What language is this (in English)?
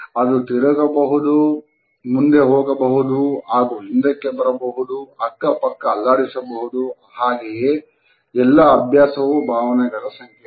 Kannada